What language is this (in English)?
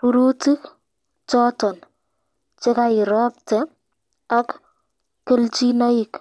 Kalenjin